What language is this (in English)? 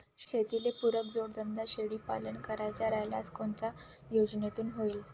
Marathi